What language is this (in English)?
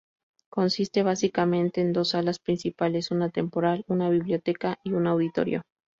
Spanish